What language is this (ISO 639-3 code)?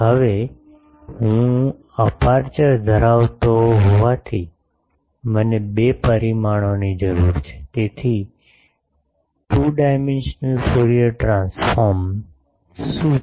guj